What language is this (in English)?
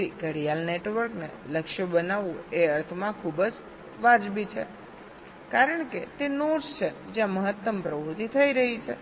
Gujarati